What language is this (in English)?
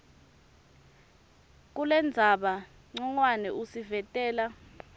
Swati